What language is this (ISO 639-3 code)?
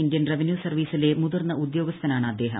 mal